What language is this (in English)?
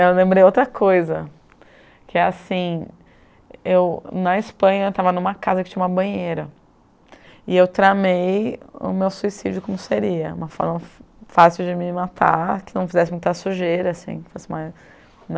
Portuguese